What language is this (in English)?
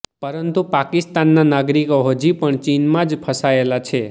Gujarati